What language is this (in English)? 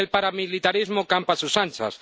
Spanish